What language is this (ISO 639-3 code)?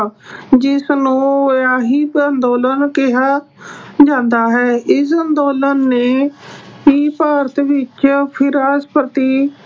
pan